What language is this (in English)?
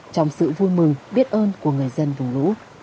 Vietnamese